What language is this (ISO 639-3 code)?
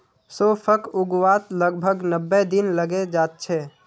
mag